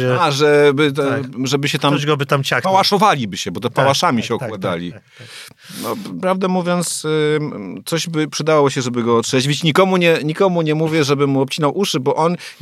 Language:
Polish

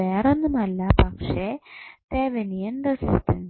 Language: Malayalam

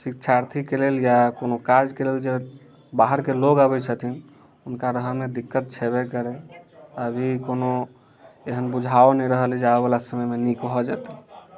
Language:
Maithili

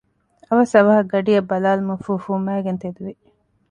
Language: Divehi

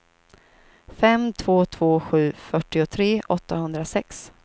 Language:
Swedish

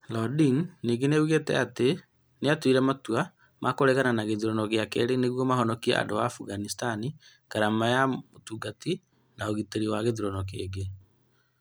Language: Kikuyu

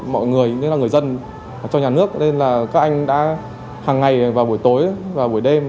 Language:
Vietnamese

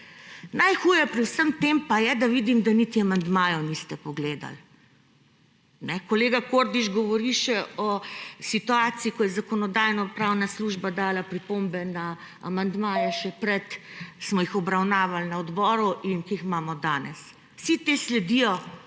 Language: Slovenian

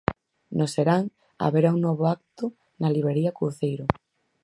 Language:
Galician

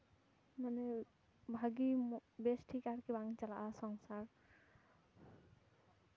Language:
Santali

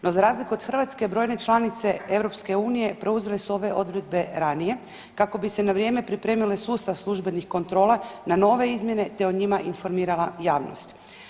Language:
Croatian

